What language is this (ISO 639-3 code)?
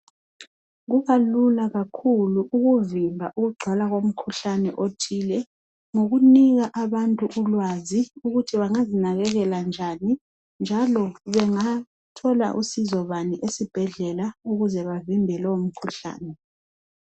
nde